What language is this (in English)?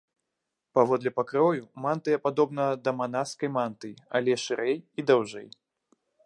Belarusian